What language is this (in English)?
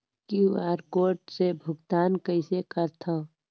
Chhattisgarhi